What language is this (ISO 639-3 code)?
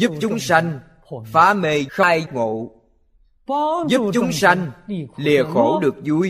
vie